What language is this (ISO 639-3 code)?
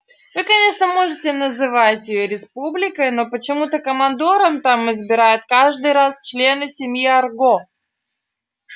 rus